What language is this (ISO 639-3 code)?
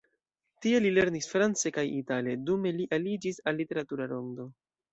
epo